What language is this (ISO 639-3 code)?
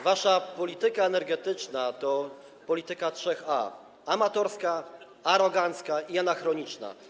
pol